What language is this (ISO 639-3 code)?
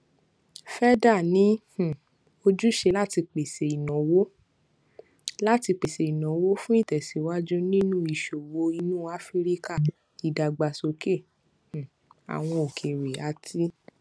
yor